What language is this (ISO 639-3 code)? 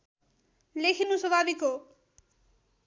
nep